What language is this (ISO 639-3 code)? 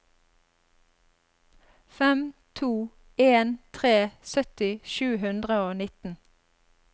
nor